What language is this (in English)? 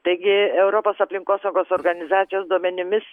Lithuanian